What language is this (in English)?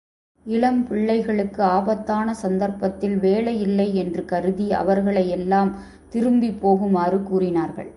Tamil